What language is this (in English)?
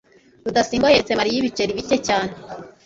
Kinyarwanda